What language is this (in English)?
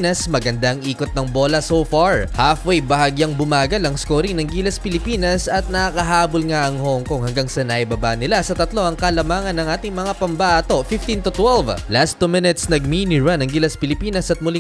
Filipino